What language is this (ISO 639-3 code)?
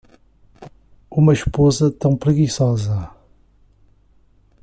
por